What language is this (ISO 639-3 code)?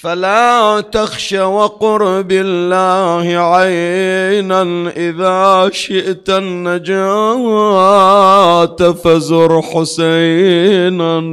ara